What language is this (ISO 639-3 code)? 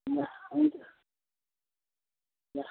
nep